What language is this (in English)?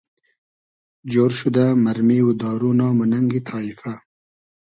Hazaragi